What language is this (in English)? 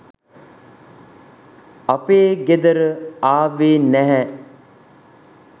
Sinhala